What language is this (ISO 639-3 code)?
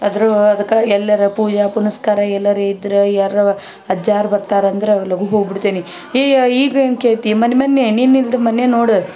kan